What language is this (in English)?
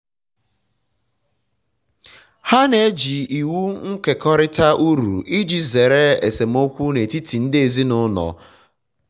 Igbo